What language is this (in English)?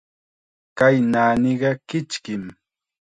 Chiquián Ancash Quechua